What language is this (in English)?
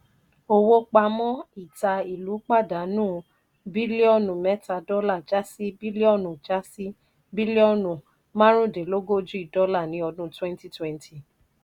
Yoruba